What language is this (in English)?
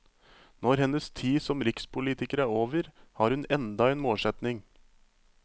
Norwegian